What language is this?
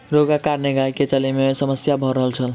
Maithili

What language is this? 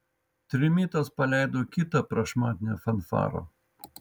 Lithuanian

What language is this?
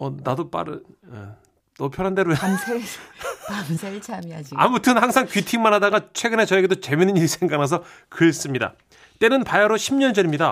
Korean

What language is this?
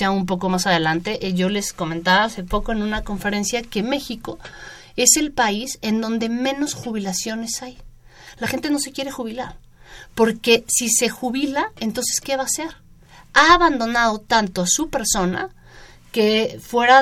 Spanish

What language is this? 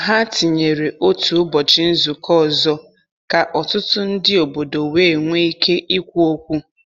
Igbo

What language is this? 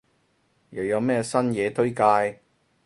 Cantonese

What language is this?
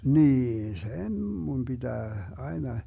Finnish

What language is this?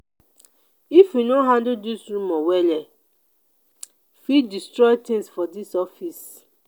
Nigerian Pidgin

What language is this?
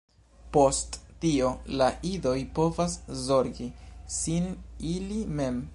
Esperanto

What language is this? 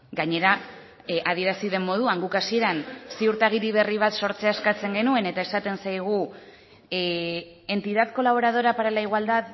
Basque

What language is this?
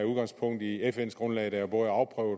Danish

